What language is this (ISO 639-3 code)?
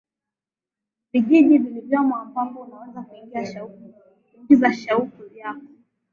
swa